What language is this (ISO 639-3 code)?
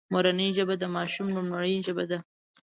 pus